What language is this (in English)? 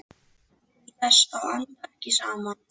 Icelandic